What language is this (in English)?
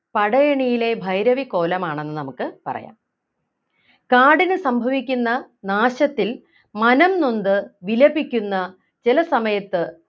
Malayalam